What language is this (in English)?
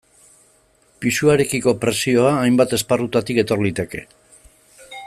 Basque